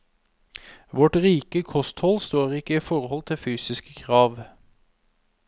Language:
Norwegian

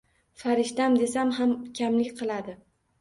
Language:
Uzbek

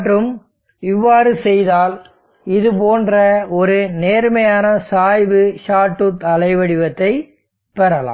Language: Tamil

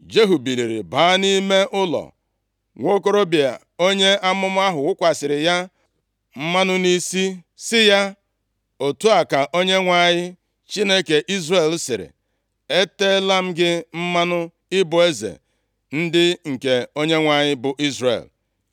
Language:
Igbo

